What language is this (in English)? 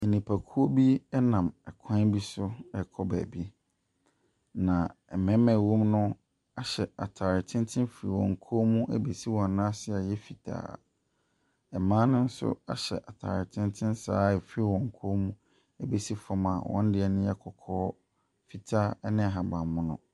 Akan